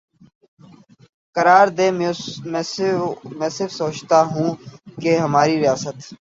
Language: Urdu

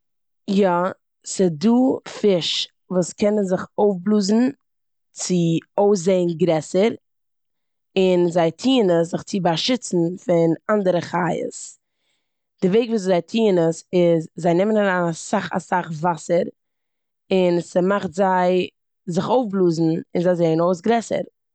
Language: Yiddish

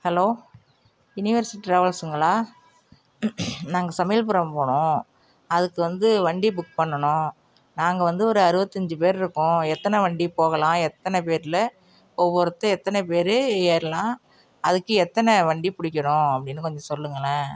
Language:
Tamil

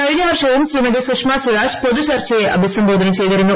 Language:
Malayalam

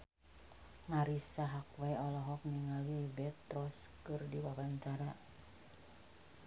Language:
Sundanese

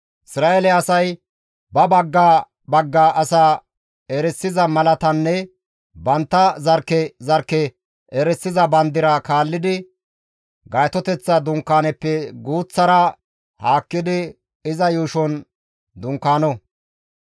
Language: Gamo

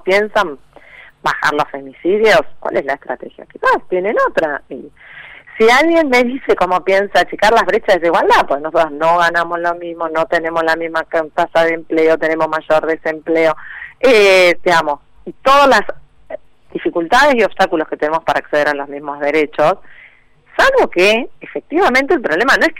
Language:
Spanish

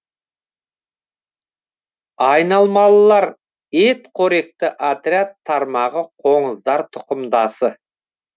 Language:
Kazakh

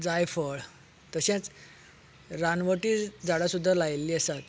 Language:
Konkani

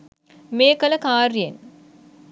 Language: Sinhala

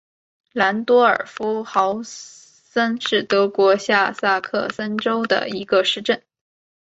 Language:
Chinese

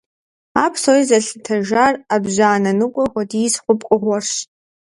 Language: Kabardian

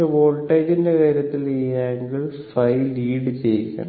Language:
Malayalam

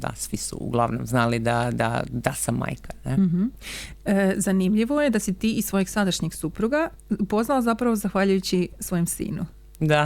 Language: Croatian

